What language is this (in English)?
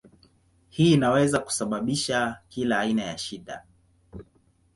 Swahili